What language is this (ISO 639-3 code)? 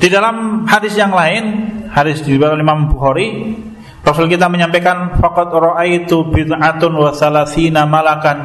ind